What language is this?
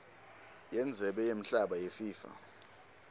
Swati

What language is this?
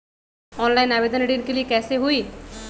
Magahi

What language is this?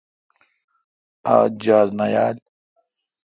Kalkoti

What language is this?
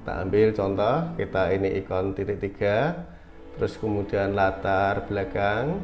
Indonesian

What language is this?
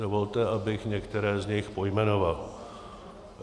Czech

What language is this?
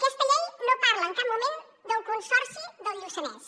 Catalan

